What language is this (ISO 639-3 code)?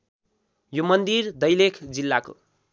nep